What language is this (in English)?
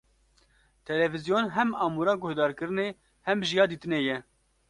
Kurdish